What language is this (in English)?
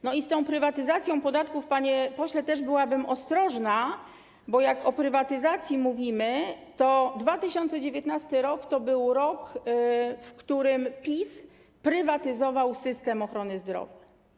Polish